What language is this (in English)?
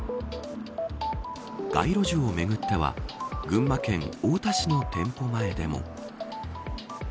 Japanese